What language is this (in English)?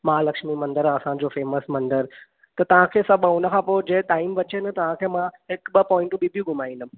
Sindhi